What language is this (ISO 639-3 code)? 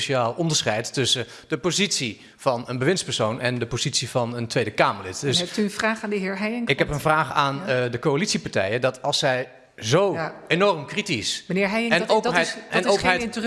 nld